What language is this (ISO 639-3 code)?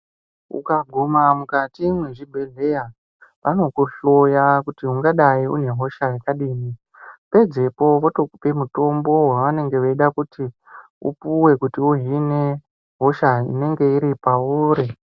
ndc